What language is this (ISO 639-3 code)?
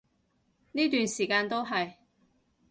yue